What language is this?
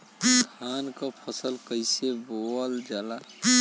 Bhojpuri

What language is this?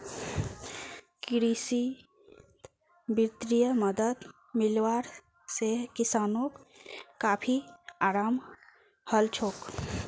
Magahi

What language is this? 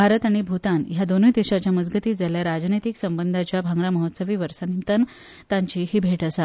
Konkani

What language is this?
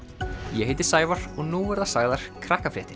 Icelandic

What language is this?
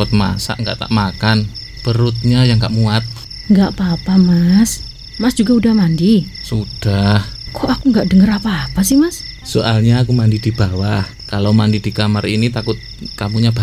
Indonesian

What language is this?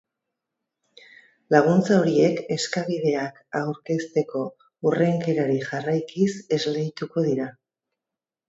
Basque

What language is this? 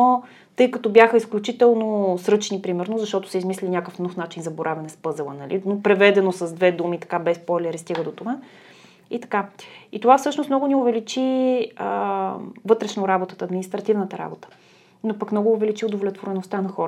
Bulgarian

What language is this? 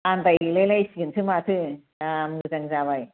Bodo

